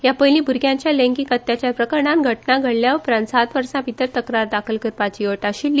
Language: Konkani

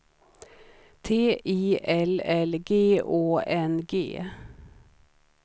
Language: Swedish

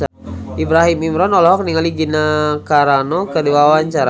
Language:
Sundanese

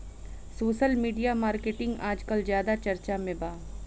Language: Bhojpuri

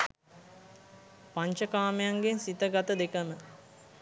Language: Sinhala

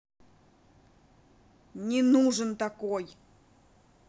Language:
Russian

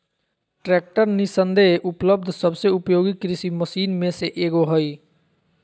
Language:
Magahi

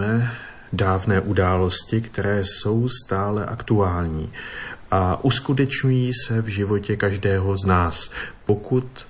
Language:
Czech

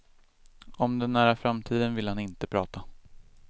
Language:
Swedish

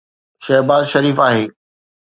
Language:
Sindhi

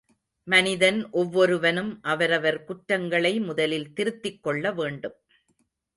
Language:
Tamil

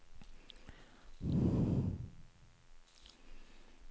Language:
Norwegian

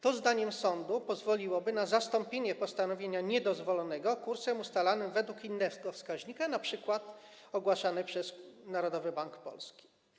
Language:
Polish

